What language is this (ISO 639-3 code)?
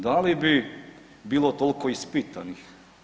hrv